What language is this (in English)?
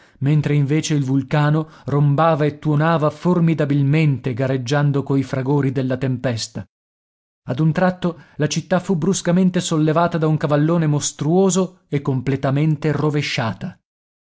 Italian